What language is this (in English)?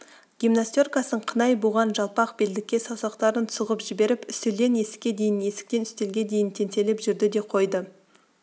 Kazakh